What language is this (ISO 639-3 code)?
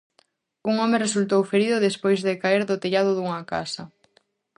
glg